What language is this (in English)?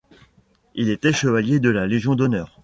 French